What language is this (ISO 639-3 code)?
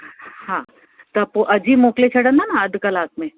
snd